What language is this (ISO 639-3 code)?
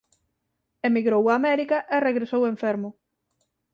glg